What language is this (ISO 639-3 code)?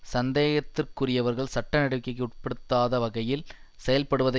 tam